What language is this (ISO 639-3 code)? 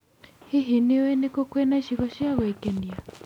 kik